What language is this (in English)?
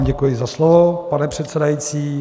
Czech